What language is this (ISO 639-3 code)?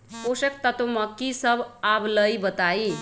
mag